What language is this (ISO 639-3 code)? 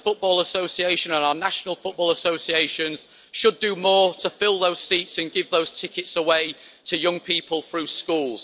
eng